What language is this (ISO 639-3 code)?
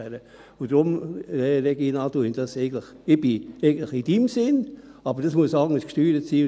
gsw